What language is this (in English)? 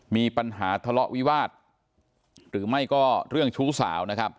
Thai